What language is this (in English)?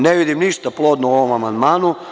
Serbian